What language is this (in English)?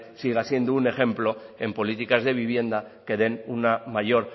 Spanish